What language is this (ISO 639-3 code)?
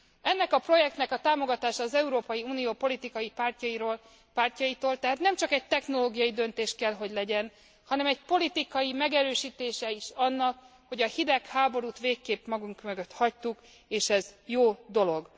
hun